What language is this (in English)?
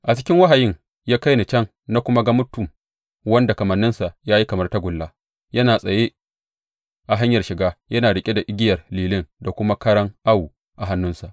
Hausa